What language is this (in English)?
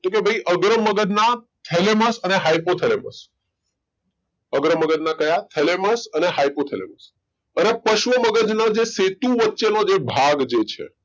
Gujarati